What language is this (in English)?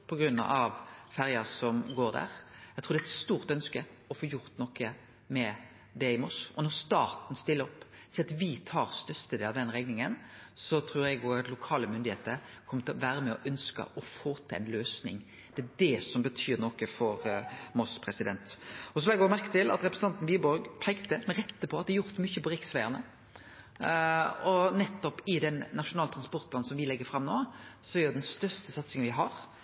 Norwegian Nynorsk